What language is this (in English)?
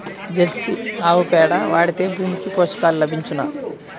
Telugu